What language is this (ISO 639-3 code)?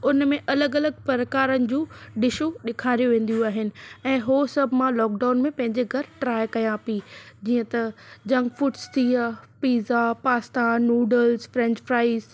snd